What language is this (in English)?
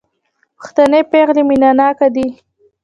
Pashto